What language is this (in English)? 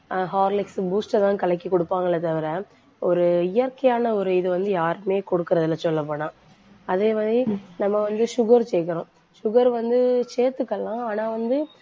Tamil